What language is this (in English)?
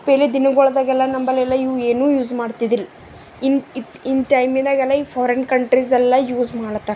Kannada